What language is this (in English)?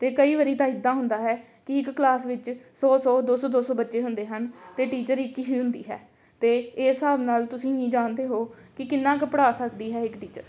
Punjabi